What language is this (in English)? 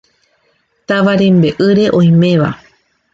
Guarani